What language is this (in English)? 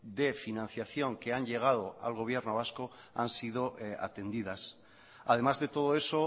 Spanish